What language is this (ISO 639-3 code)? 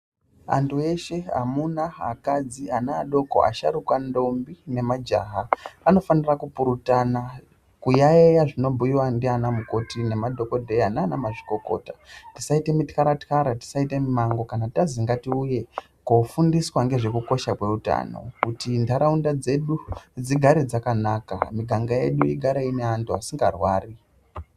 ndc